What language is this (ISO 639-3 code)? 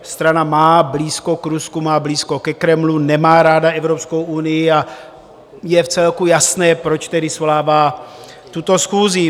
ces